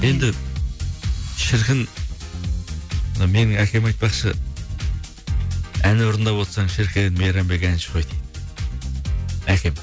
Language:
Kazakh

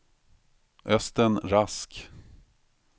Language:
Swedish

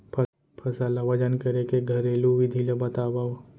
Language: Chhattisgarhi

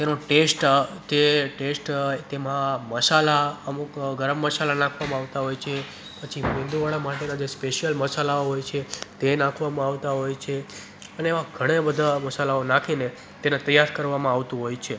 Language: Gujarati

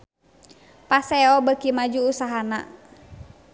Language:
Sundanese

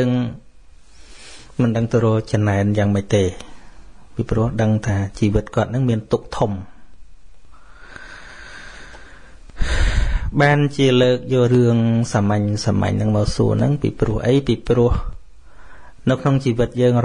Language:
Vietnamese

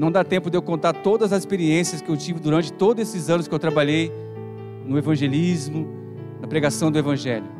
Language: Portuguese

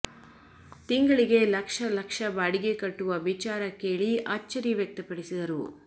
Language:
Kannada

